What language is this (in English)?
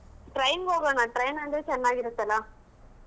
Kannada